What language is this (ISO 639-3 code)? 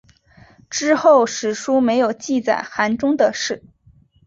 zho